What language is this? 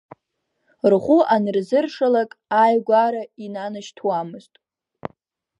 Abkhazian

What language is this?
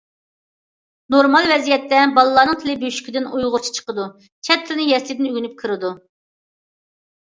Uyghur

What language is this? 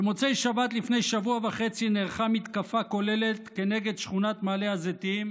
Hebrew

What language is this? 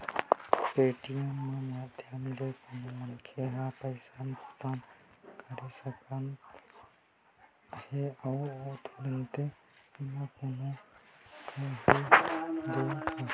Chhattisgarhi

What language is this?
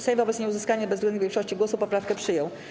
Polish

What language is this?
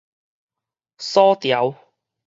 Min Nan Chinese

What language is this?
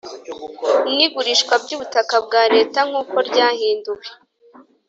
Kinyarwanda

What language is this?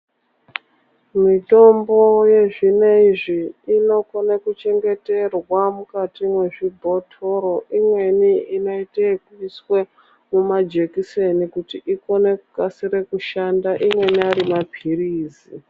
Ndau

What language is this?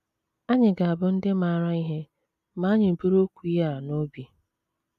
Igbo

